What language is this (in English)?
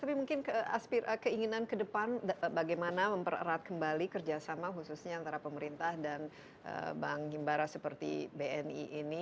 Indonesian